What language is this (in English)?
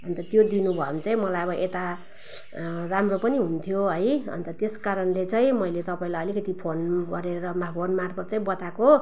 Nepali